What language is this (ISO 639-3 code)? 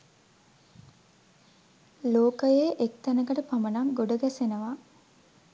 sin